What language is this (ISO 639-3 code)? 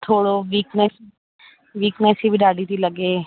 snd